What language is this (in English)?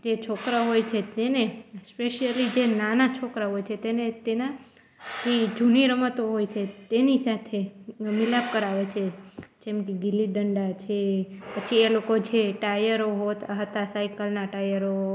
Gujarati